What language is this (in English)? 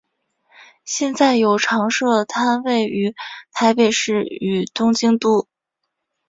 Chinese